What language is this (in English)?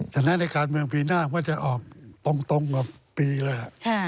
Thai